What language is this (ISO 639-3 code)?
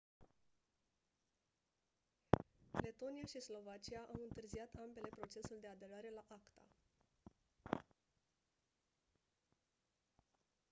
ron